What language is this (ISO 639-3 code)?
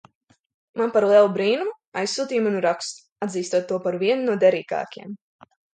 lav